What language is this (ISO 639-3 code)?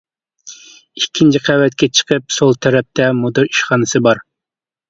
uig